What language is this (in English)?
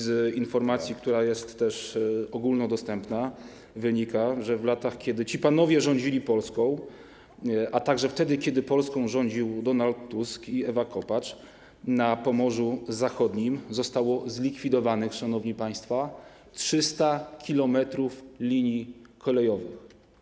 Polish